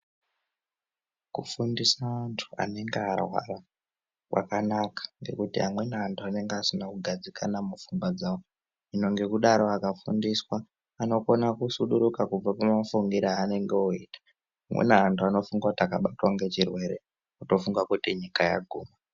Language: Ndau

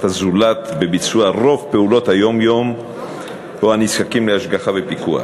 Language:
Hebrew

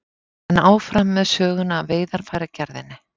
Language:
Icelandic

